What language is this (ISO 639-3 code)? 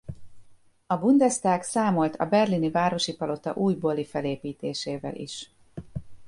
hun